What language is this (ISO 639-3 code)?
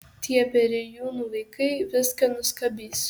lit